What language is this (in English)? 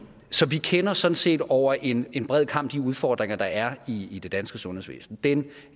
Danish